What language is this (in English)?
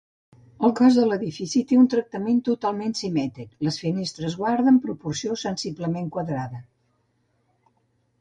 Catalan